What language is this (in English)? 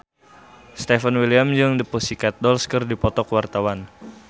Sundanese